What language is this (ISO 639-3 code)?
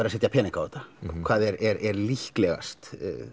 isl